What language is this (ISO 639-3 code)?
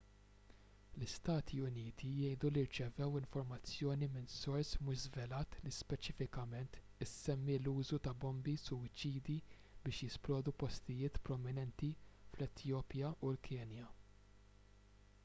mlt